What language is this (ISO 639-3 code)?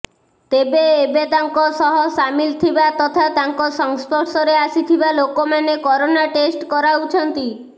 ori